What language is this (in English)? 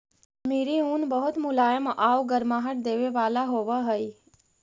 Magahi